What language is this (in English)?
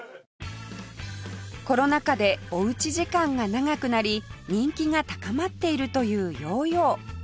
Japanese